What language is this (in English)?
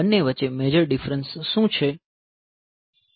Gujarati